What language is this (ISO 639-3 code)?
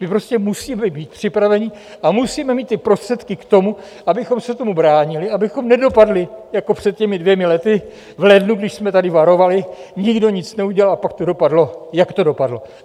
ces